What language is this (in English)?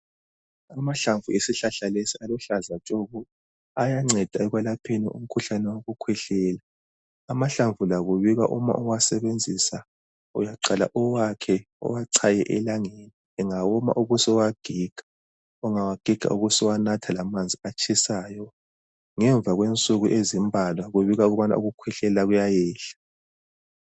North Ndebele